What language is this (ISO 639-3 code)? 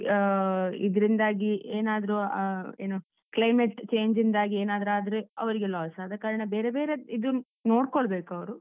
kan